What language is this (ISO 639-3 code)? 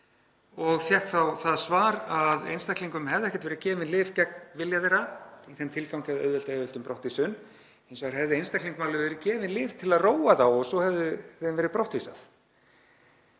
isl